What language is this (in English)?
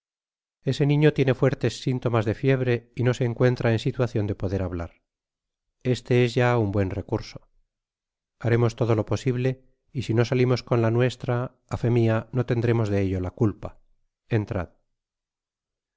Spanish